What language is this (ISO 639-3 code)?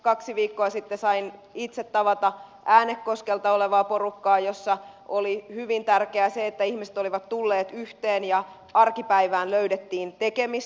fin